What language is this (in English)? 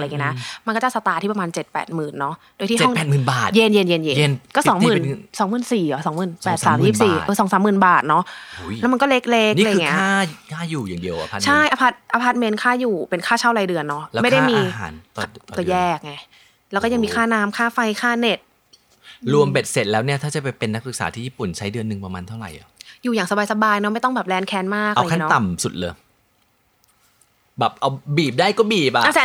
Thai